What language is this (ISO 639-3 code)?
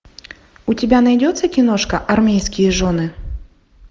rus